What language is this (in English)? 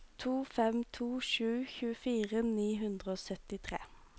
Norwegian